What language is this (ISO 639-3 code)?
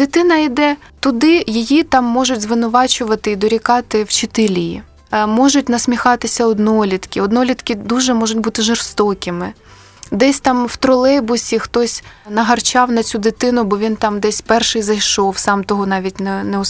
ukr